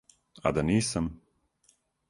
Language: Serbian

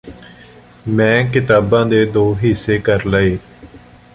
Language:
Punjabi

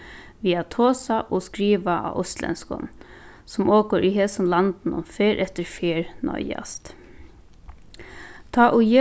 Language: Faroese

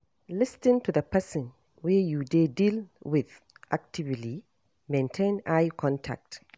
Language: Nigerian Pidgin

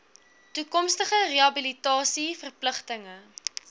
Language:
Afrikaans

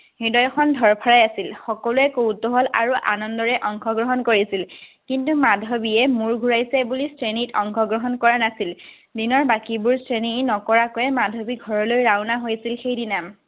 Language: Assamese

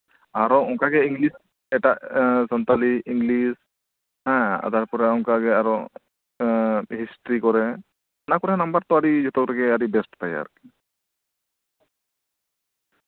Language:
Santali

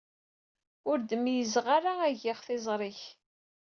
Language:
Kabyle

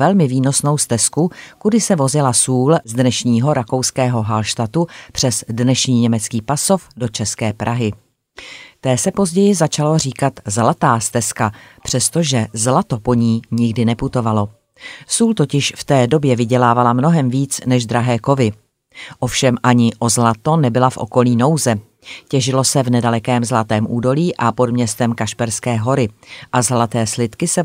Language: Czech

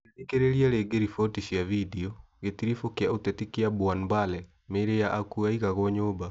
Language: Kikuyu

